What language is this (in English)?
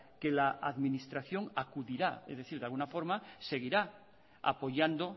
Spanish